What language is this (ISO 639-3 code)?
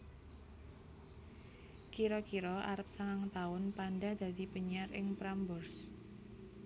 jav